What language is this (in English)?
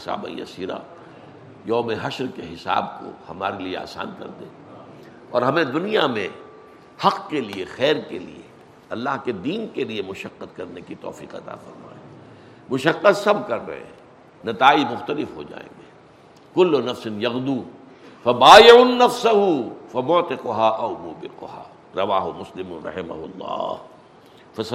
Urdu